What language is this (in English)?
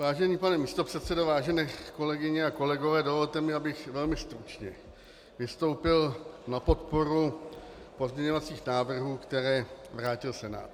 Czech